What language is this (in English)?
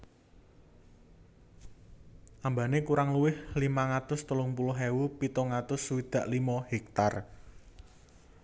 Javanese